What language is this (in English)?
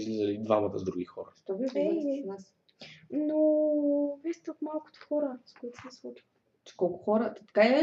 Bulgarian